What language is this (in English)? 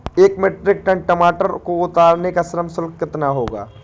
Hindi